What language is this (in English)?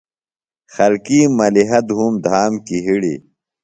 Phalura